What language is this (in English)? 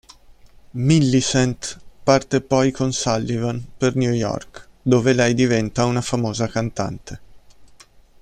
Italian